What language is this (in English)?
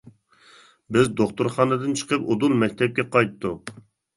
Uyghur